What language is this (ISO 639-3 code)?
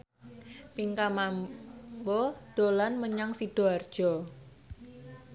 jav